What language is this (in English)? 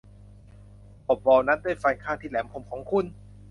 Thai